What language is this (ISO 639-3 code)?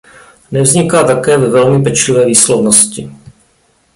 ces